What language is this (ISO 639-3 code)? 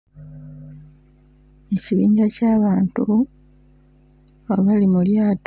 lug